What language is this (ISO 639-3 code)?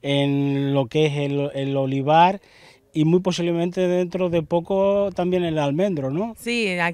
spa